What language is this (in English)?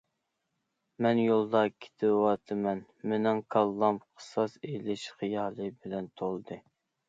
Uyghur